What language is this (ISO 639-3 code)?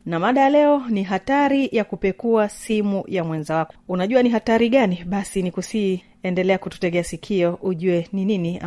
swa